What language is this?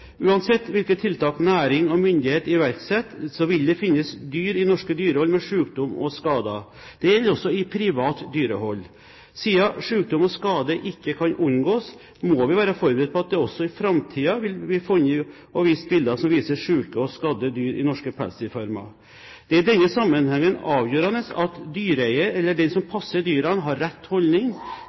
Norwegian Bokmål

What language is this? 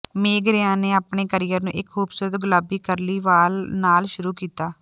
Punjabi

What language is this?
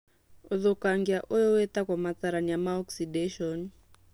Kikuyu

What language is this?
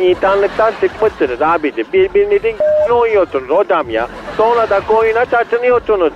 Turkish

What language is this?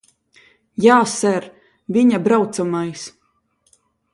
Latvian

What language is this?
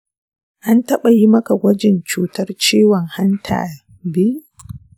Hausa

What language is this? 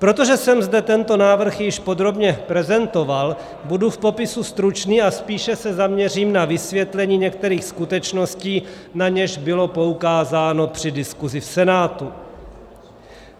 Czech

